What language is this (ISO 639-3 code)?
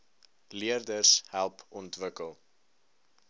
afr